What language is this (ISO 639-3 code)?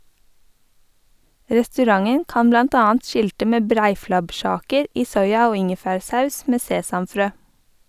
nor